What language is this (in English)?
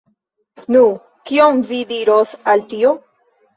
Esperanto